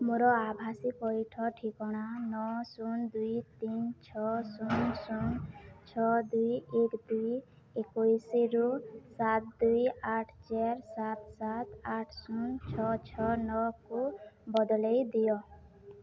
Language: Odia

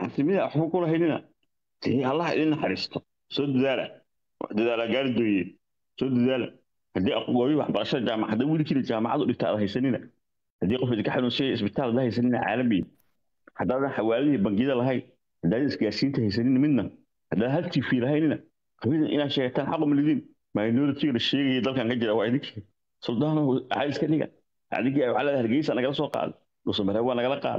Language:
Arabic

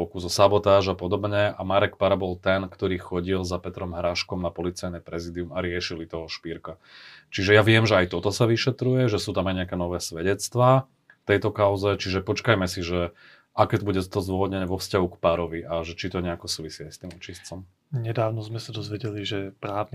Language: Slovak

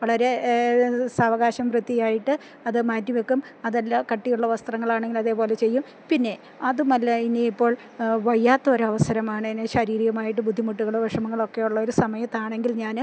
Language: Malayalam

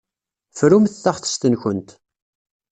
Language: Kabyle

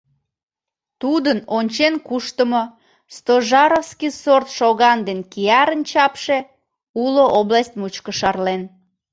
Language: Mari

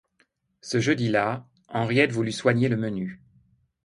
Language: French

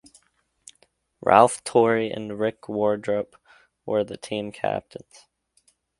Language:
English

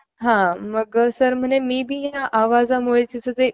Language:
Marathi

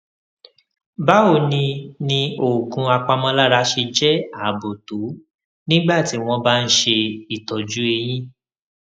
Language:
Yoruba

